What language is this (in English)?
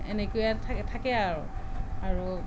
Assamese